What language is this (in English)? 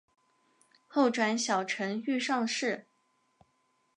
Chinese